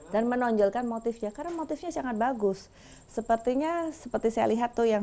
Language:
Indonesian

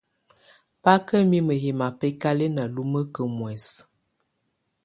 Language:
Tunen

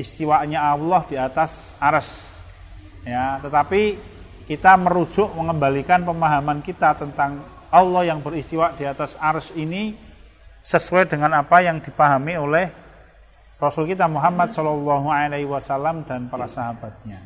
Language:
Indonesian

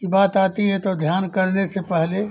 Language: Hindi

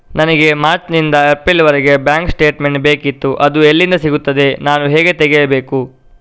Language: Kannada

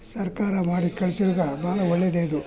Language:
Kannada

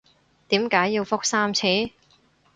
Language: Cantonese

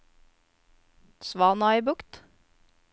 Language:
Norwegian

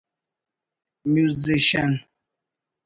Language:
Brahui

